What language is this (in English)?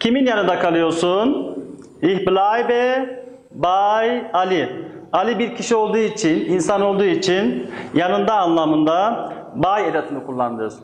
Turkish